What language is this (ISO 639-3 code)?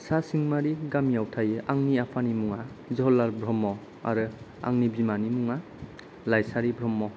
brx